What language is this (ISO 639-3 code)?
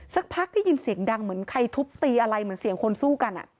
tha